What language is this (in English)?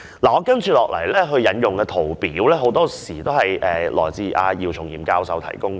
Cantonese